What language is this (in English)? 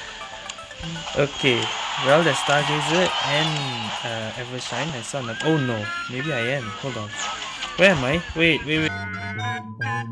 English